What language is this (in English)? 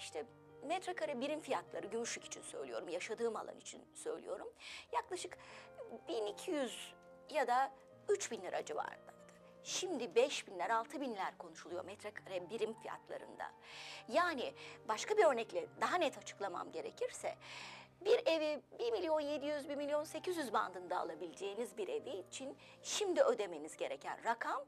Turkish